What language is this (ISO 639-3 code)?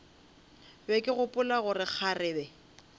nso